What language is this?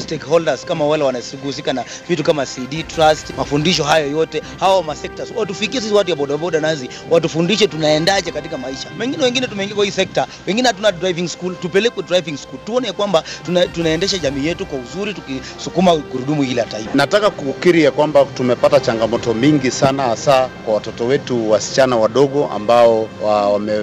Swahili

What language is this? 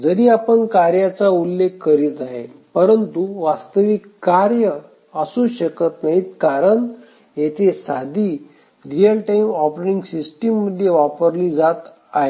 Marathi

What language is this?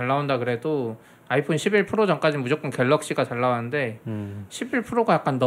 Korean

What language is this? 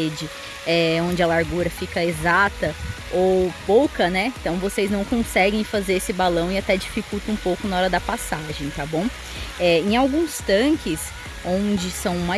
Portuguese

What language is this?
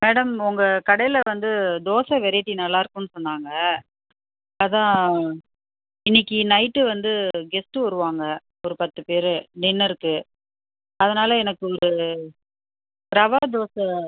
Tamil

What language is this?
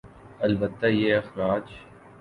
Urdu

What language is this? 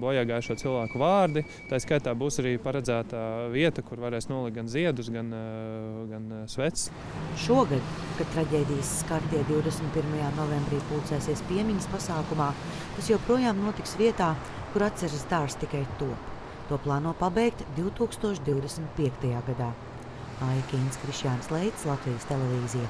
Latvian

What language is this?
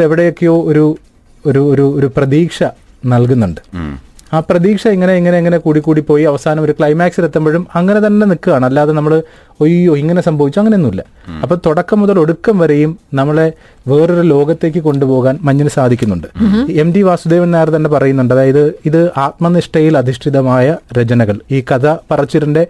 Malayalam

